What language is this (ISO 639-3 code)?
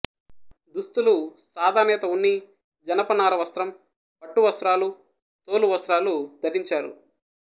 tel